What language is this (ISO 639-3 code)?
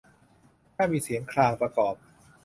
tha